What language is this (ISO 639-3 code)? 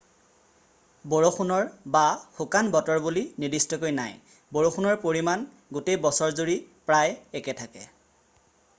asm